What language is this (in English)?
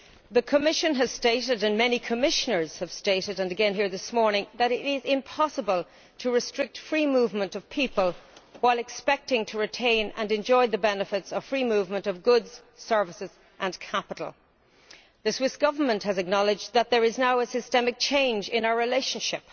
English